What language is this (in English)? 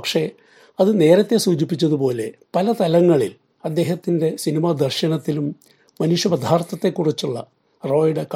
Malayalam